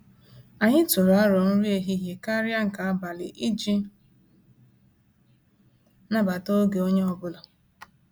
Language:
Igbo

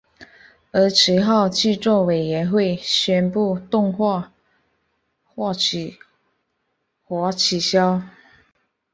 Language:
Chinese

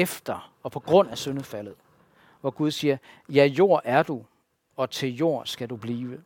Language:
Danish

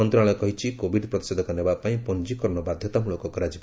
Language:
Odia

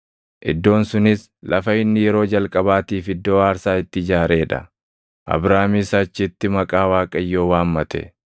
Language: Oromo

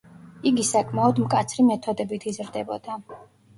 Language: Georgian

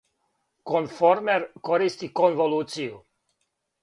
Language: Serbian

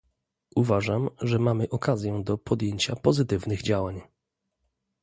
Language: Polish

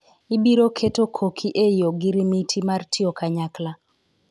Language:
Luo (Kenya and Tanzania)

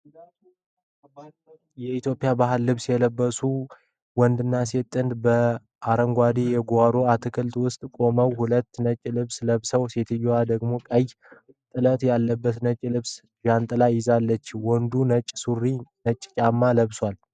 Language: Amharic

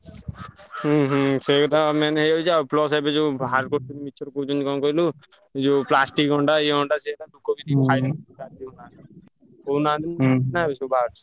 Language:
Odia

